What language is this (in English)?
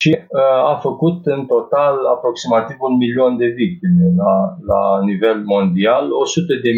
Romanian